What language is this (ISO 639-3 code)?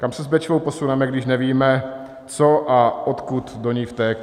ces